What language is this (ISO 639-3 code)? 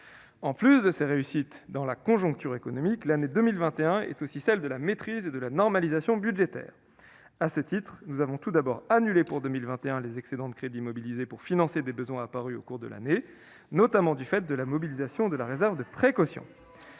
fra